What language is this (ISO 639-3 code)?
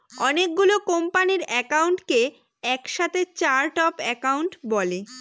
ben